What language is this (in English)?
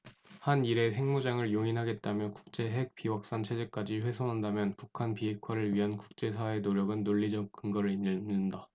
Korean